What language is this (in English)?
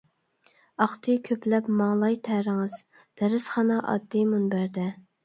Uyghur